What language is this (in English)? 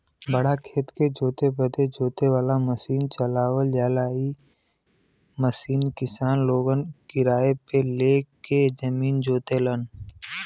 Bhojpuri